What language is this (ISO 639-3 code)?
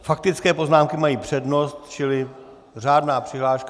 ces